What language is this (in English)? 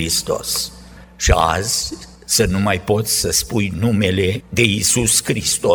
Romanian